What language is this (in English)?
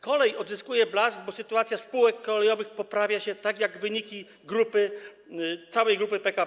Polish